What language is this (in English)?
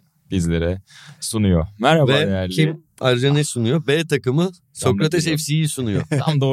Turkish